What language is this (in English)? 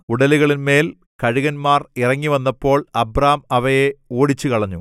Malayalam